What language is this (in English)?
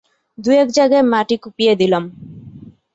Bangla